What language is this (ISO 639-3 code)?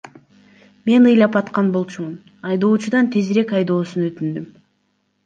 kir